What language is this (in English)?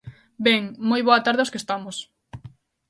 Galician